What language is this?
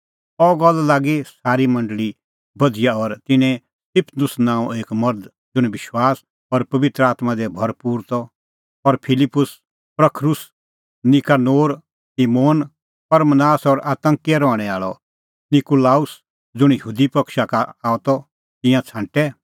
Kullu Pahari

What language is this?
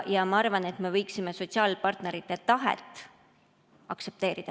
Estonian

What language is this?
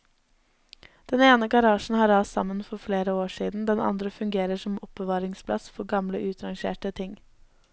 Norwegian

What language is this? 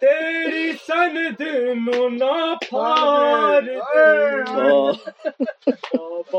Urdu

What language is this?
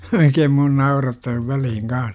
Finnish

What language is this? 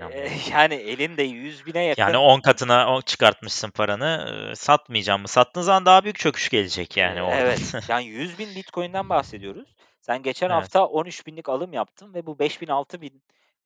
Turkish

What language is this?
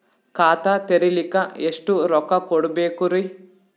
Kannada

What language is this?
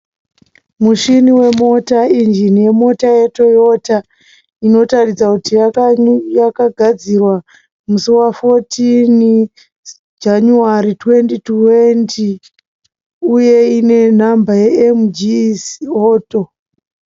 Shona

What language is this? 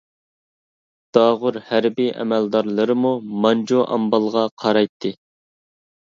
Uyghur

